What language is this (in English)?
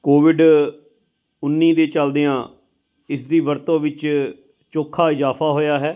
Punjabi